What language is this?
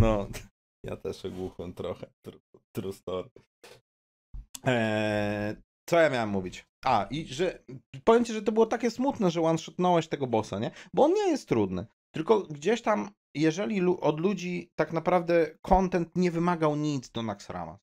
Polish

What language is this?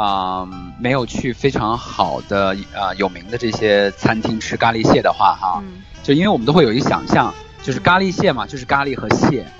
Chinese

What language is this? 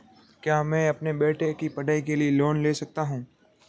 Hindi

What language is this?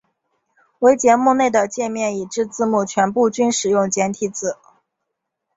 Chinese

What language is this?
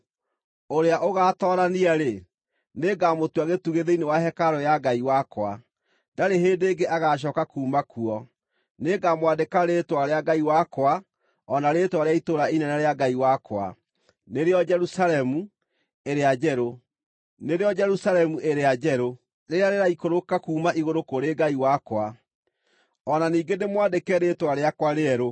Kikuyu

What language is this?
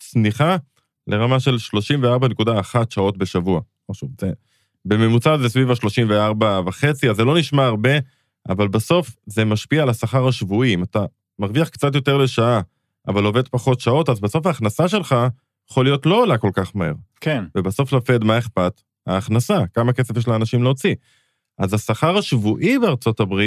Hebrew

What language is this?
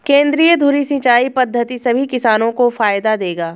Hindi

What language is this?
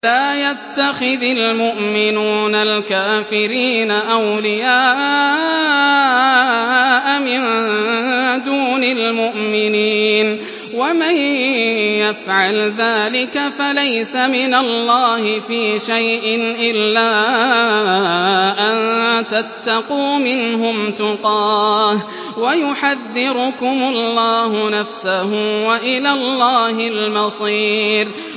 Arabic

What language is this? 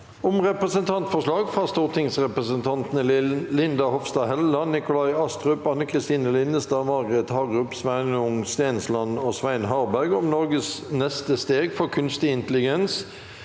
Norwegian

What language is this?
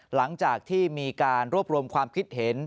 Thai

